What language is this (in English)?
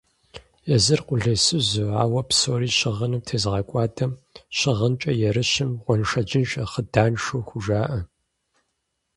Kabardian